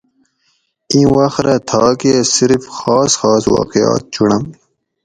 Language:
Gawri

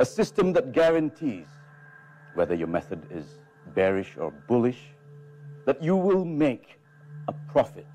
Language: Malay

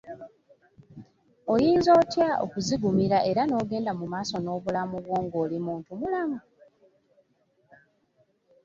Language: Ganda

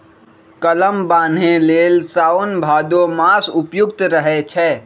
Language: Magahi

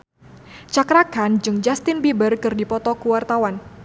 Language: Sundanese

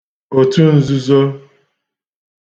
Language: Igbo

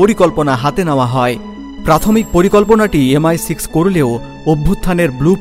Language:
Bangla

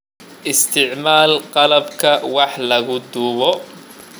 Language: Somali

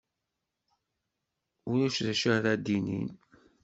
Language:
Kabyle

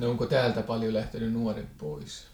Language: Finnish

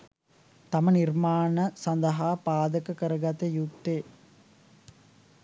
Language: Sinhala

